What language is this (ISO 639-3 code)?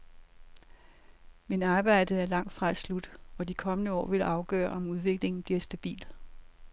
dan